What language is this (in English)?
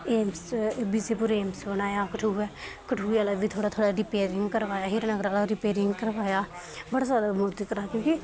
Dogri